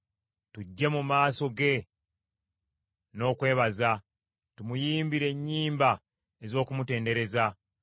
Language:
Ganda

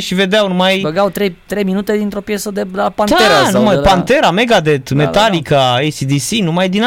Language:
Romanian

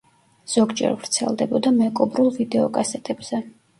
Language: Georgian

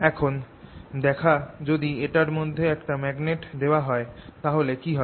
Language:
Bangla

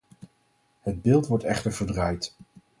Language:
Dutch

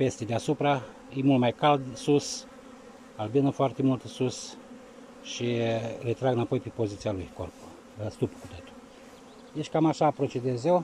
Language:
Romanian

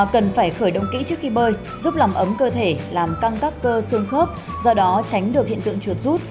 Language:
Vietnamese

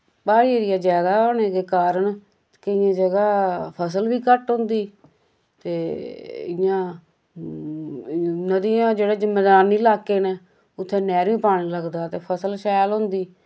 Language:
Dogri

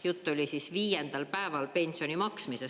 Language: Estonian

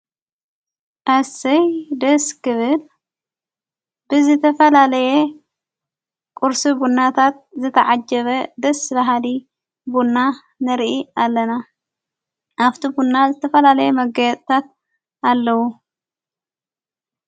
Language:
Tigrinya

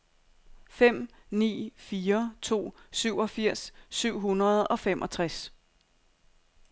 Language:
Danish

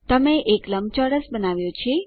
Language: Gujarati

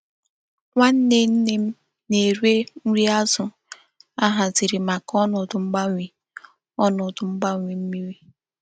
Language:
Igbo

